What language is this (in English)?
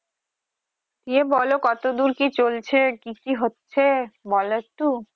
Bangla